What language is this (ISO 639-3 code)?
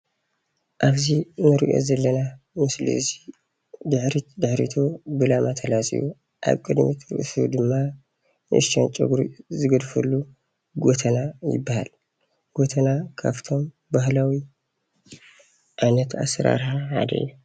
tir